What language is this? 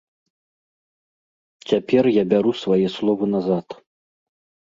Belarusian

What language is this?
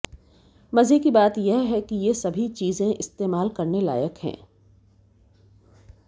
Hindi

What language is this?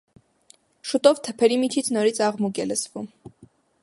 Armenian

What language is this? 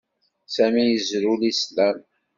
Kabyle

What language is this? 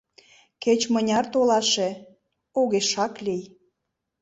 Mari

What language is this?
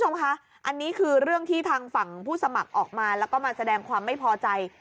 Thai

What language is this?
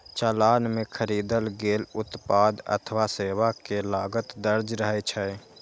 Maithili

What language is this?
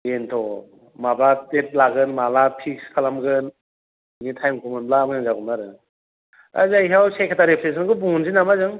Bodo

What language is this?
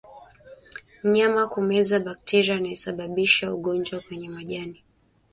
Swahili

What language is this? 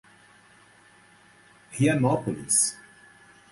Portuguese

